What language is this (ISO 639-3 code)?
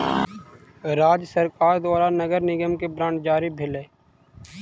mai